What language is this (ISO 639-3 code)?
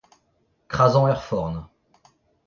bre